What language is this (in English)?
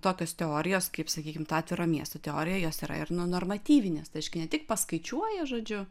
Lithuanian